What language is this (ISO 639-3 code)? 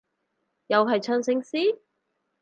yue